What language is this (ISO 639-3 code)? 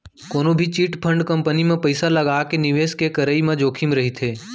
hne